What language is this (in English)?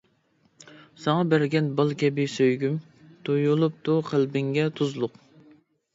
Uyghur